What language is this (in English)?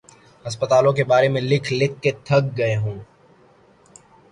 Urdu